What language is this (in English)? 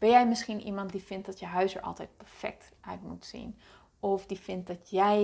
Dutch